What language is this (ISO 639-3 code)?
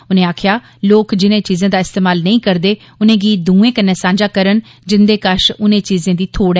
doi